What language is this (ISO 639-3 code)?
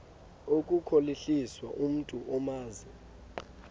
xho